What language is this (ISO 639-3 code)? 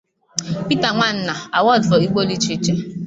ibo